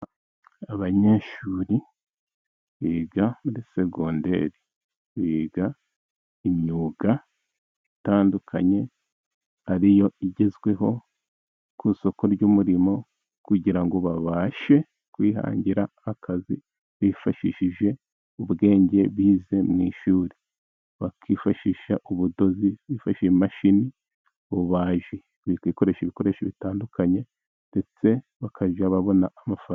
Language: Kinyarwanda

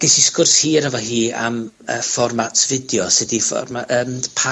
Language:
Welsh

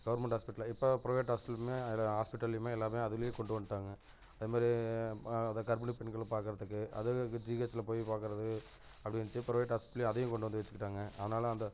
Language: Tamil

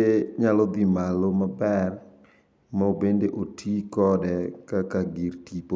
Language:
Luo (Kenya and Tanzania)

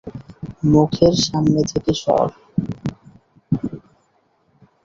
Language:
Bangla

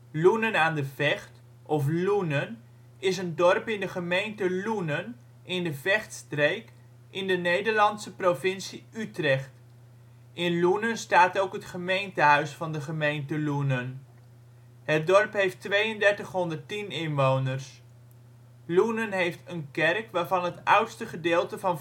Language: Dutch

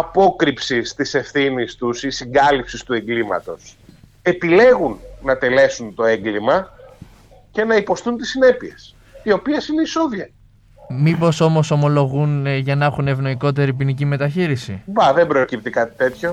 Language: Greek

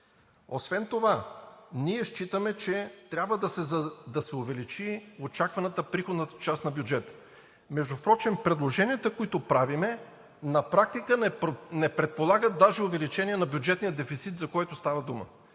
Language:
Bulgarian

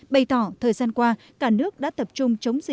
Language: Vietnamese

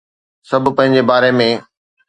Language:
Sindhi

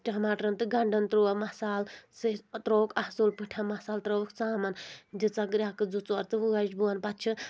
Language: Kashmiri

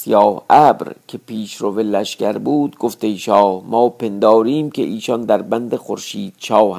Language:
Persian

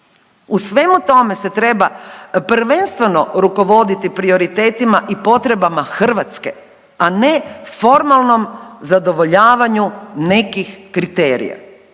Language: Croatian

